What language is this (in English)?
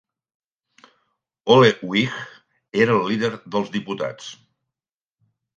Catalan